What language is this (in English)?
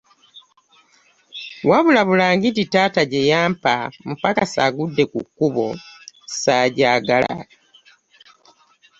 Ganda